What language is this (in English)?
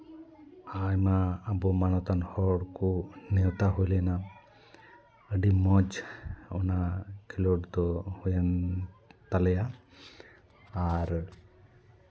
Santali